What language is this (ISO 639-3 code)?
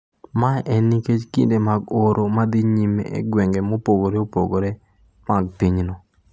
luo